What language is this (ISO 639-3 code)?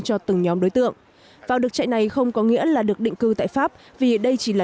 vie